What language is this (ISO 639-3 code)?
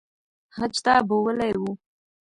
pus